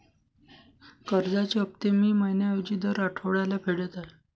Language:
Marathi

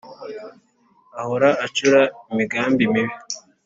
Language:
Kinyarwanda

